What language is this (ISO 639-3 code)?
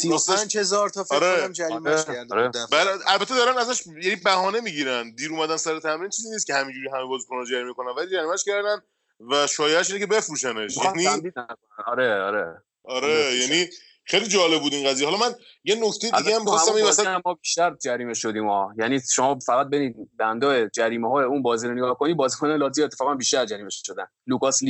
fas